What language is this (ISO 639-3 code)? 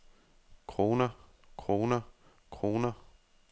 dan